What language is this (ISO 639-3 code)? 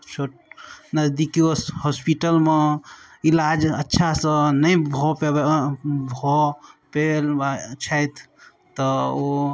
mai